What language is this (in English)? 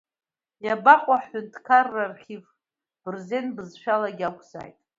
Abkhazian